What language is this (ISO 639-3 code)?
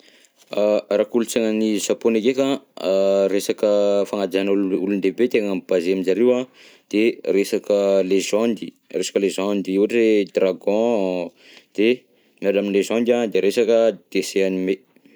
bzc